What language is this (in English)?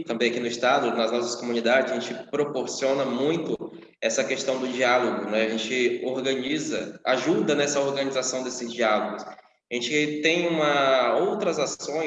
Portuguese